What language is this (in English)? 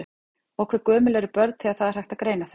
Icelandic